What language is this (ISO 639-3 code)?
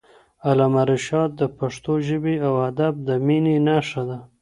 pus